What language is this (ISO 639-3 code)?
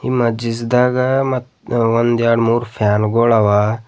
kan